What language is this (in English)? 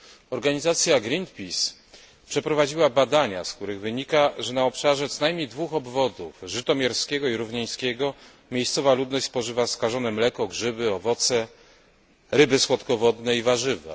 Polish